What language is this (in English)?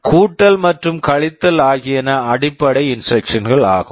Tamil